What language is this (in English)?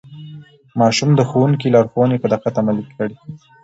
Pashto